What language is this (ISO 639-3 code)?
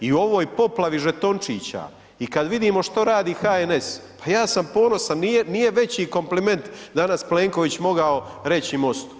hrv